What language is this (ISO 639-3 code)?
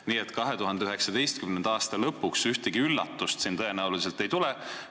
est